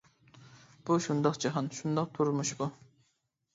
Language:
Uyghur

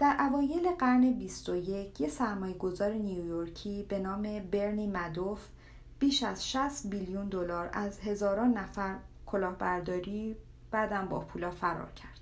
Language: Persian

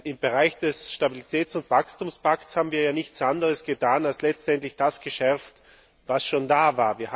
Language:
German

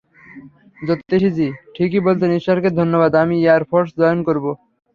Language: Bangla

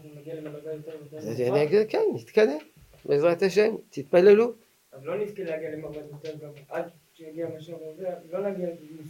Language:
Hebrew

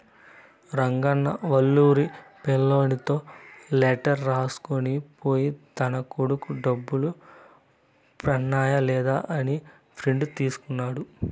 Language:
Telugu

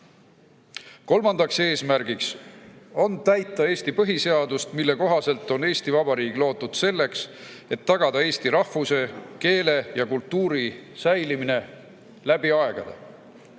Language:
Estonian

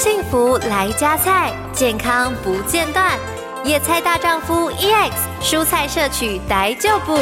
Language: Chinese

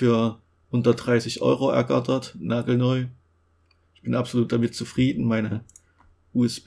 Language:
German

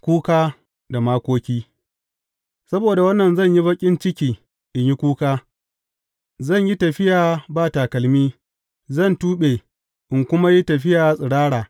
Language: Hausa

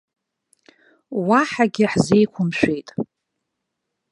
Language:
Abkhazian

